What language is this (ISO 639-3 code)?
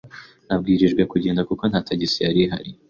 kin